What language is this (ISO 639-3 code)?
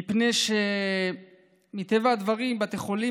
heb